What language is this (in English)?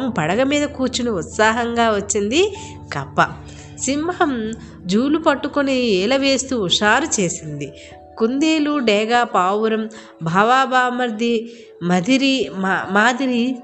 Telugu